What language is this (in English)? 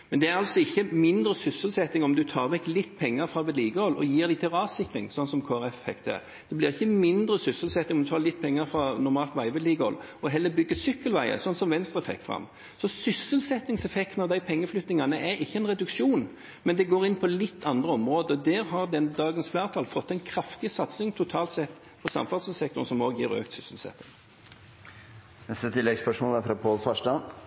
Norwegian